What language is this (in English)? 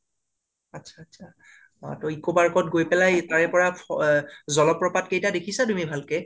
Assamese